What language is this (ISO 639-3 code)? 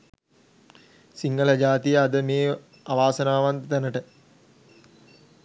sin